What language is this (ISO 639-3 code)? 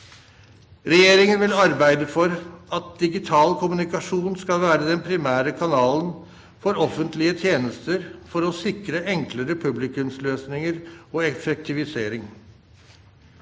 nor